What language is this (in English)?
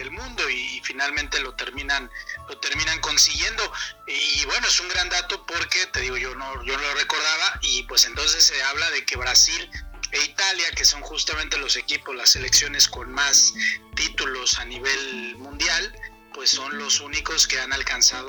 Spanish